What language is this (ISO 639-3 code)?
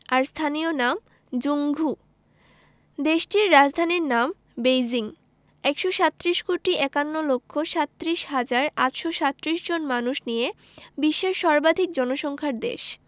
ben